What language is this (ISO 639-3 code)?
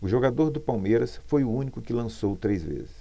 por